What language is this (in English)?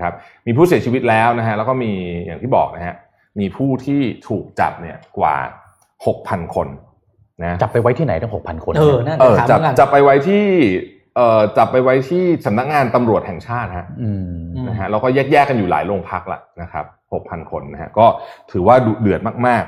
Thai